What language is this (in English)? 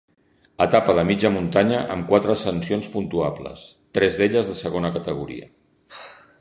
Catalan